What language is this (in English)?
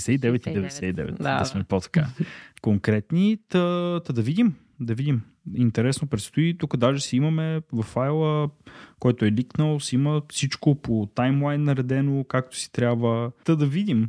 Bulgarian